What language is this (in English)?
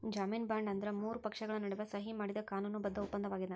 Kannada